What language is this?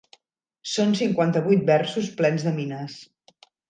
Catalan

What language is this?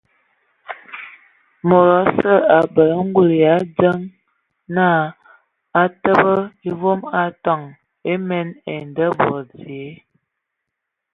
Ewondo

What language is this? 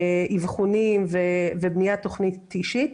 Hebrew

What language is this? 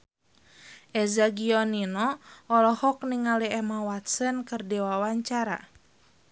Sundanese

